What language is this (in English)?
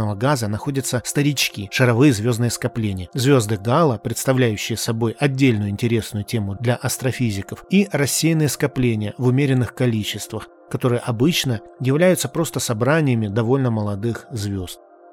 Russian